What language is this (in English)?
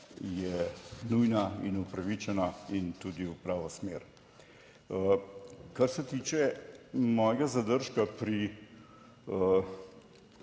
Slovenian